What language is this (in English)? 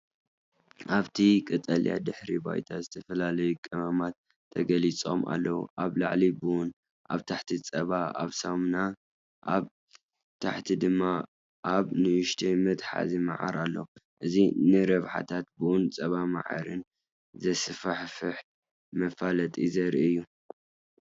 Tigrinya